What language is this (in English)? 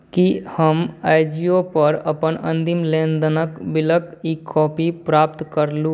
Maithili